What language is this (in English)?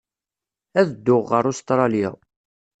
Kabyle